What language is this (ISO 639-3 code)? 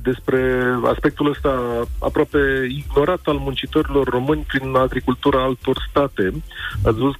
ron